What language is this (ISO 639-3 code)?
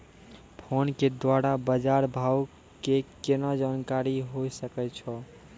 mai